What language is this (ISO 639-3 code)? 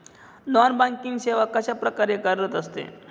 mar